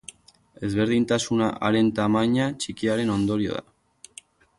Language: Basque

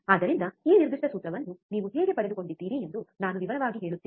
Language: Kannada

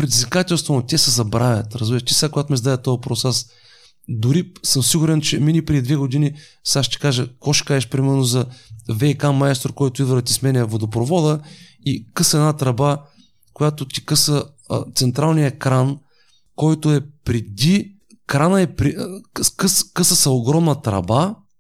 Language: Bulgarian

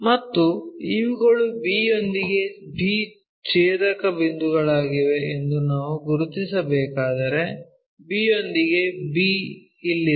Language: Kannada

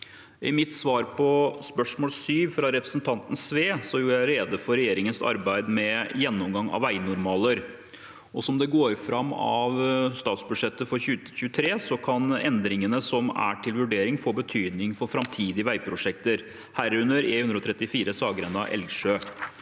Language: Norwegian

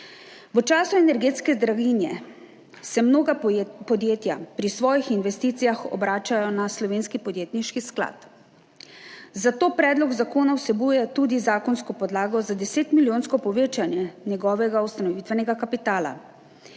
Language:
Slovenian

